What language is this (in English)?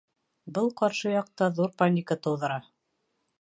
Bashkir